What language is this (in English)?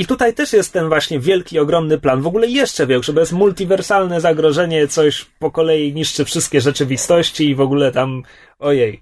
Polish